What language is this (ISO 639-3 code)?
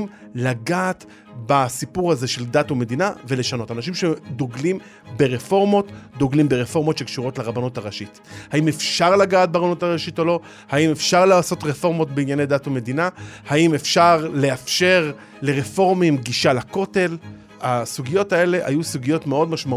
heb